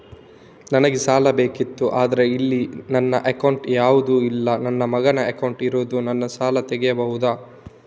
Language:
Kannada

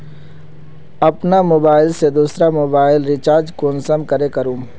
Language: Magahi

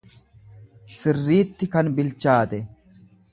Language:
Oromo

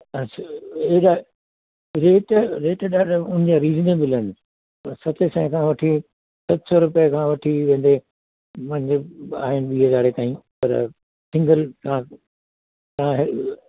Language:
Sindhi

